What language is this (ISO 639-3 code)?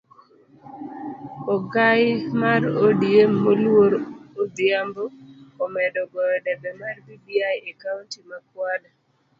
luo